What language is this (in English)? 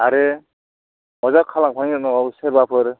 Bodo